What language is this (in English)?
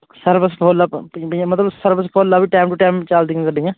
Punjabi